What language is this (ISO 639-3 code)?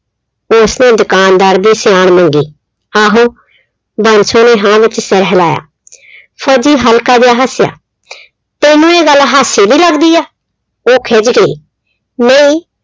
pan